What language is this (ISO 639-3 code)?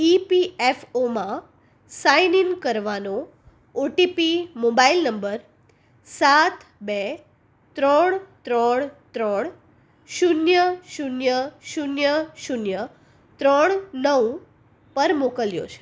guj